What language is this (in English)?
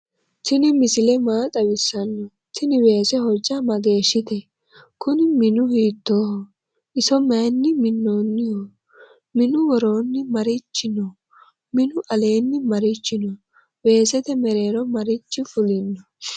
Sidamo